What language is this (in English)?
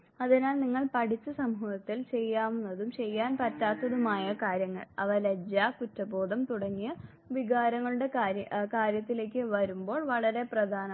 Malayalam